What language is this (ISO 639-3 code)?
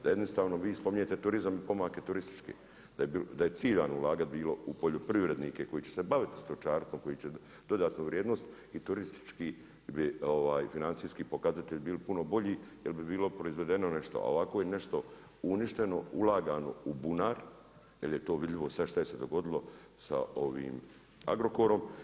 hrv